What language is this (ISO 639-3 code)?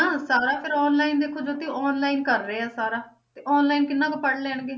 pan